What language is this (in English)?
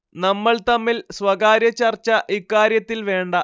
Malayalam